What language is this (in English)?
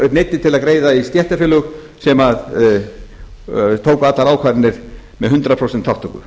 Icelandic